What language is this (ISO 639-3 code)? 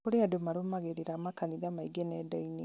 kik